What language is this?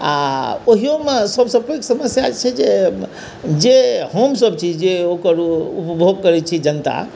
Maithili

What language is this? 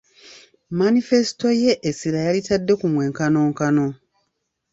Ganda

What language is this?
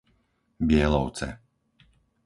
Slovak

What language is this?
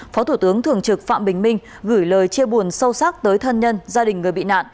Vietnamese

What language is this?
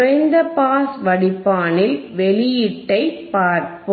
Tamil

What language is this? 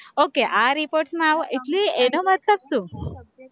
Gujarati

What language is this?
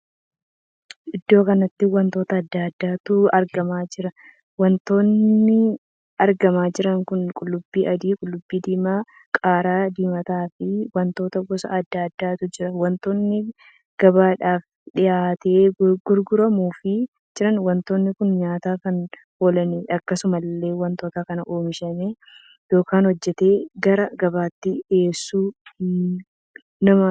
Oromo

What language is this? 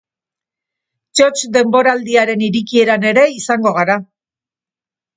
Basque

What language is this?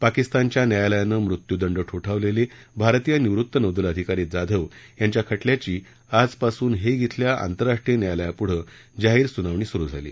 Marathi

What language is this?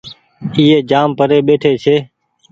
Goaria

